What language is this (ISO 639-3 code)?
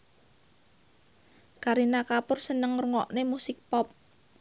jav